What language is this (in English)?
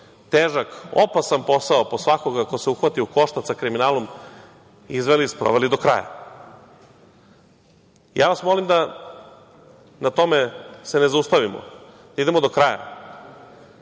Serbian